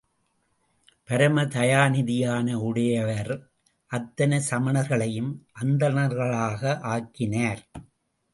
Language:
Tamil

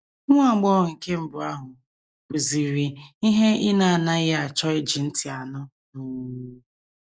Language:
Igbo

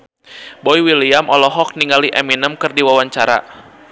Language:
Sundanese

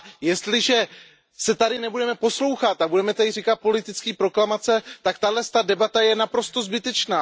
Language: Czech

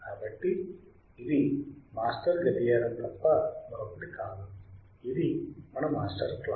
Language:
Telugu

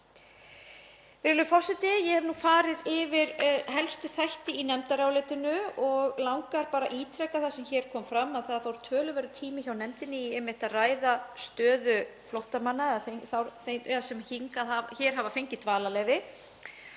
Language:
Icelandic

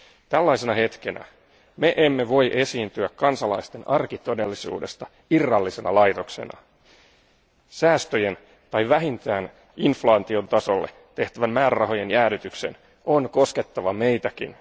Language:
Finnish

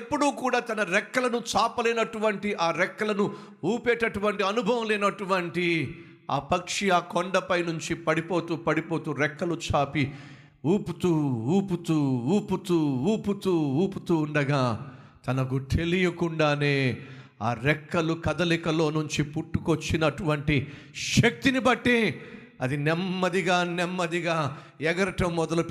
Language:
Telugu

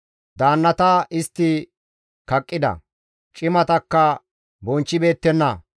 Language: Gamo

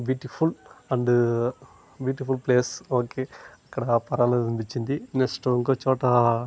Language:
Telugu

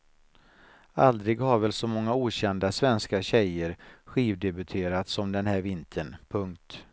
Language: Swedish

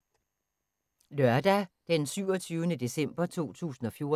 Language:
Danish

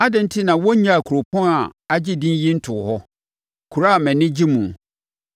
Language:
Akan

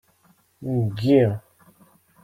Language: Kabyle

